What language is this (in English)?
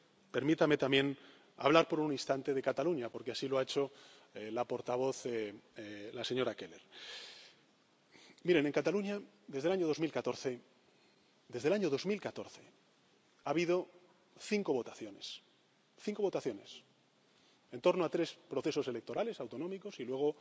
Spanish